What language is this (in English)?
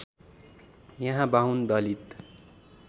Nepali